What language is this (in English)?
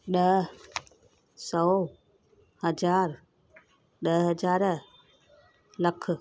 Sindhi